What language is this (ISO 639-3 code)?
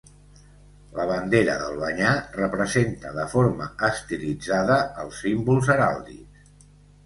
cat